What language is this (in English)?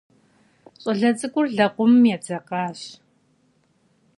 Kabardian